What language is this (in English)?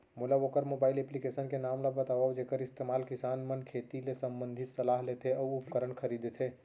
Chhattisgarhi